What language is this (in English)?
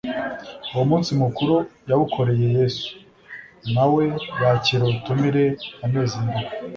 Kinyarwanda